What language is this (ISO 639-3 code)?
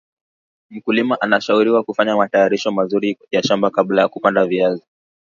swa